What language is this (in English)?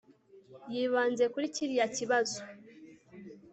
Kinyarwanda